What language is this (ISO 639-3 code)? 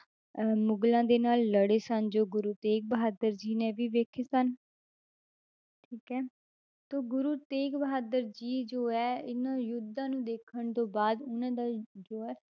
pan